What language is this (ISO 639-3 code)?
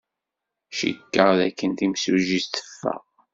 kab